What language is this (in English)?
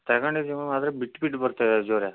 Kannada